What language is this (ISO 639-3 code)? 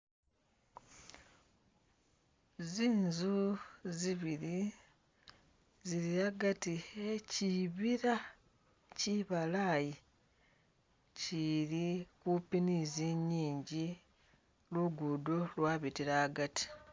myx